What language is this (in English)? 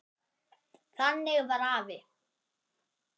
Icelandic